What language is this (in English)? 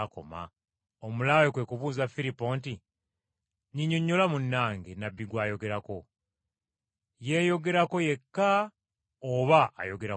Ganda